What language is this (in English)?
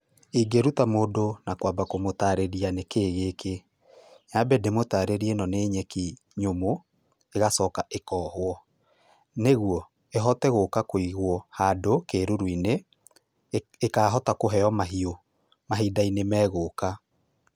Kikuyu